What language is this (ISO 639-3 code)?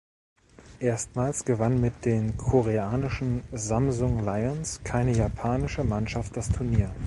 deu